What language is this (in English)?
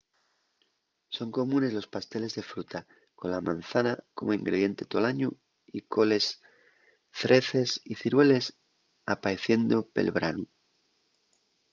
Asturian